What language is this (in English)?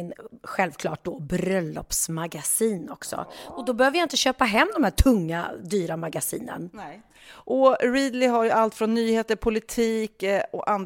Swedish